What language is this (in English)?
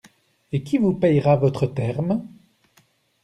French